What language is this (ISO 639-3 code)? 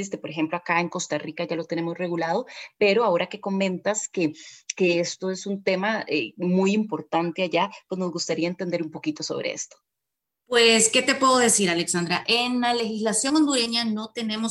spa